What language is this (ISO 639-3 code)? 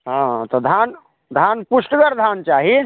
mai